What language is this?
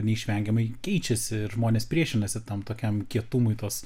Lithuanian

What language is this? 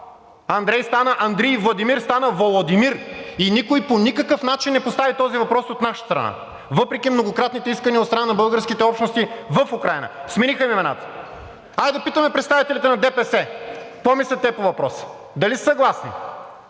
Bulgarian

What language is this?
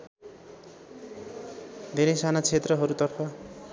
Nepali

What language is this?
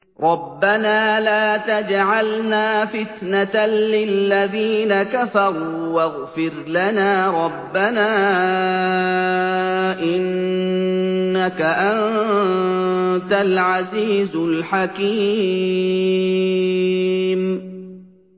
Arabic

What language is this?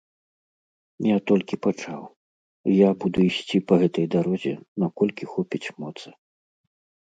Belarusian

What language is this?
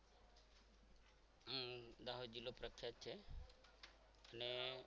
Gujarati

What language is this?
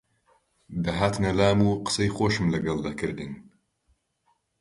Central Kurdish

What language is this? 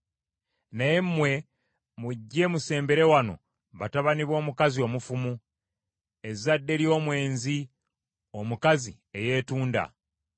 Ganda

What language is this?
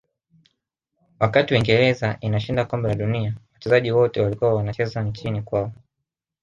Swahili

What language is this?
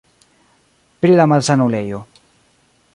Esperanto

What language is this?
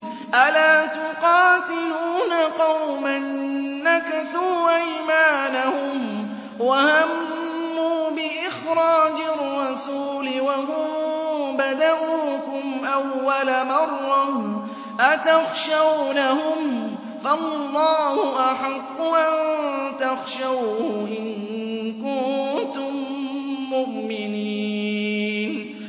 Arabic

